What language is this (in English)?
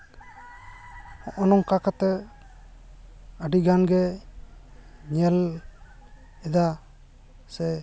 Santali